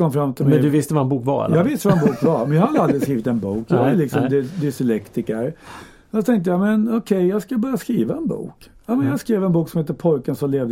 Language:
Swedish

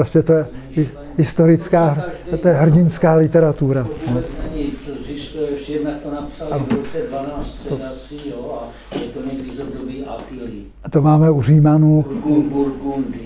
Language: Czech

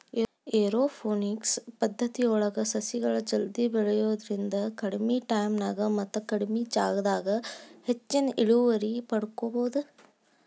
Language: Kannada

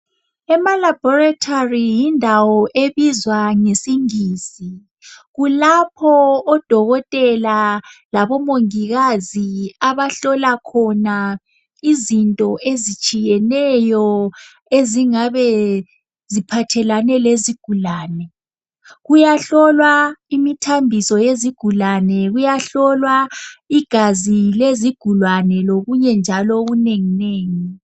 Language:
North Ndebele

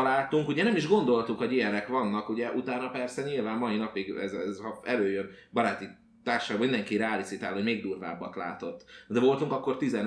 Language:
Hungarian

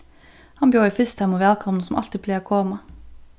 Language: Faroese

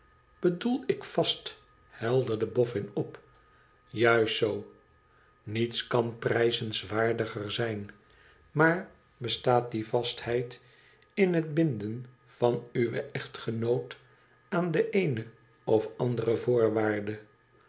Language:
Dutch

